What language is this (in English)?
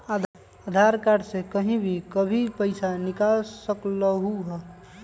Magahi